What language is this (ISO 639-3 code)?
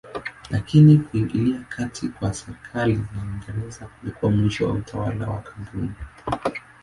swa